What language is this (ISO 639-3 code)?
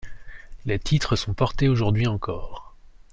fra